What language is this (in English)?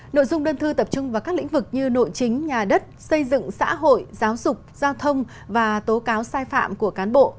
Vietnamese